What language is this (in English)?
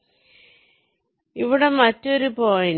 Malayalam